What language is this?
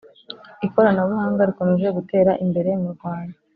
Kinyarwanda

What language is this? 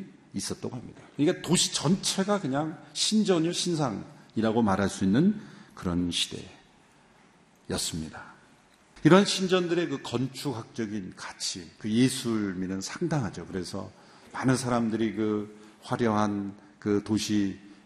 Korean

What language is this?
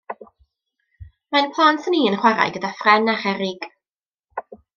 Welsh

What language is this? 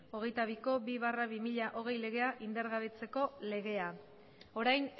Basque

